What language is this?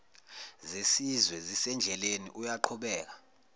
Zulu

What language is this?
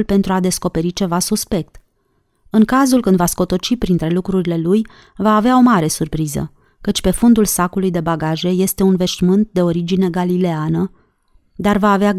Romanian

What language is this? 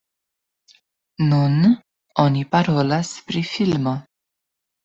Esperanto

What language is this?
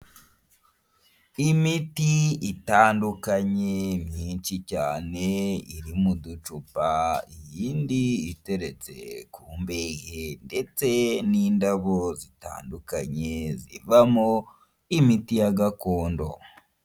Kinyarwanda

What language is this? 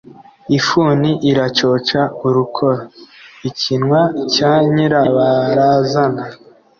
Kinyarwanda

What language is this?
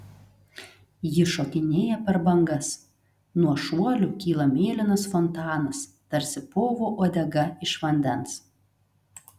Lithuanian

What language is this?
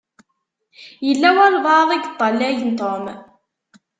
Kabyle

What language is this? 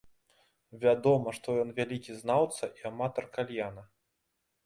Belarusian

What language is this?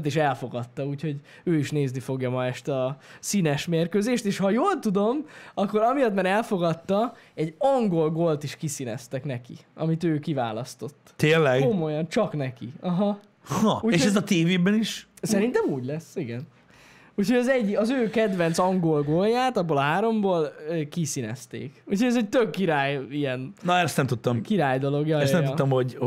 Hungarian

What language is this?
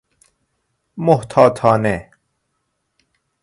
Persian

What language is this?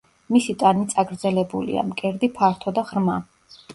Georgian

